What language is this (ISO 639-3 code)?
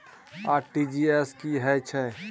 mai